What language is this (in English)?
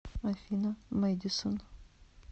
Russian